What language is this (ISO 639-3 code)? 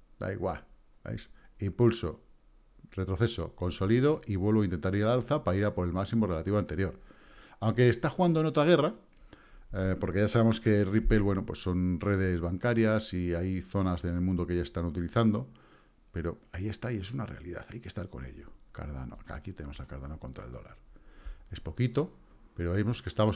spa